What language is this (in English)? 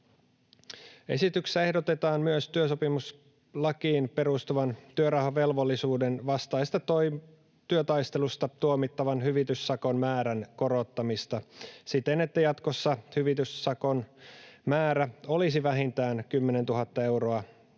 Finnish